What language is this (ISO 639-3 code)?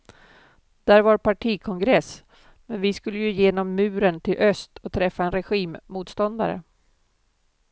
swe